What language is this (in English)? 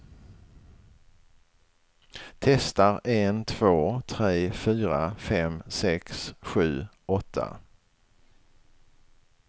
Swedish